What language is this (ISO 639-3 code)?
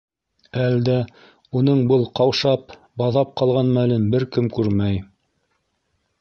bak